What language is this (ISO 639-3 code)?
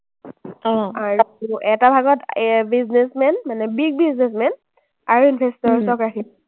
asm